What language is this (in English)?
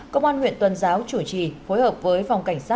Vietnamese